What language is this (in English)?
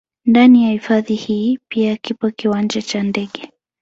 Swahili